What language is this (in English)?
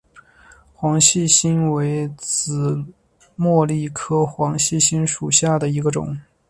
Chinese